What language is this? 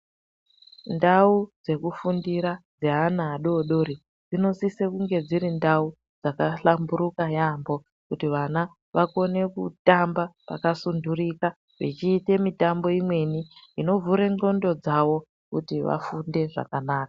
Ndau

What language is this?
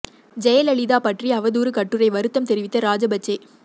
Tamil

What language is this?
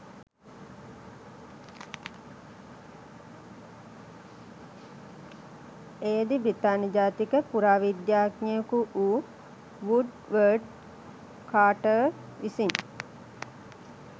Sinhala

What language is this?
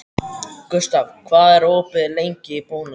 Icelandic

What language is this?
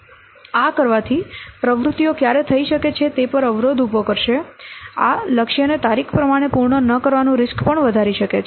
Gujarati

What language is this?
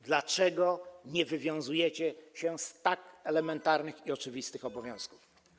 Polish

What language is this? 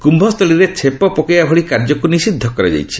Odia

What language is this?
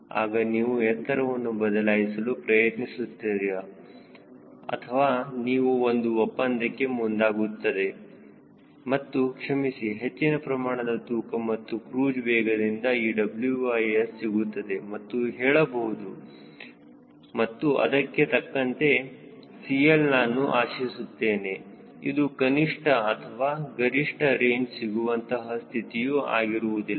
Kannada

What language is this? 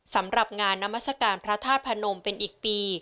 Thai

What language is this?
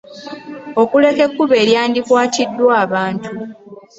Ganda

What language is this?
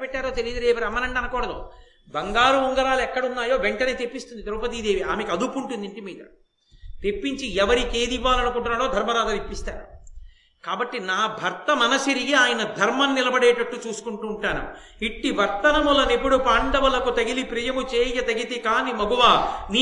Telugu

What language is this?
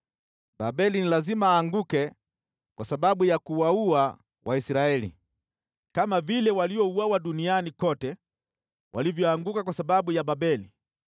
Swahili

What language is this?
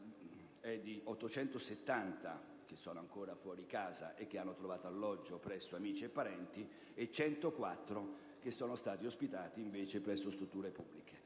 Italian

